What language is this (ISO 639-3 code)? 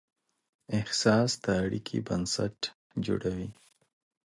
pus